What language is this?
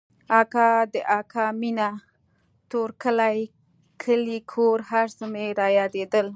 Pashto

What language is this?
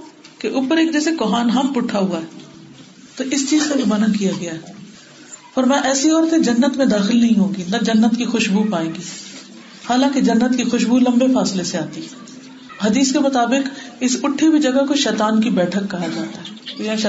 Urdu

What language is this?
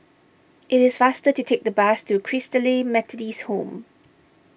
English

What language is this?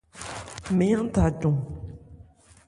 Ebrié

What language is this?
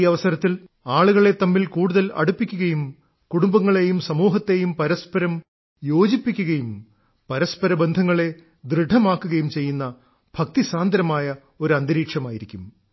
Malayalam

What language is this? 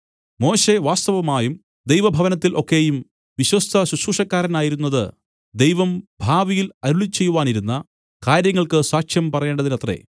Malayalam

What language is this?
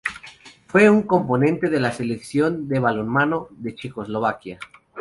Spanish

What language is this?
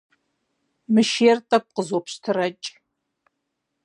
Kabardian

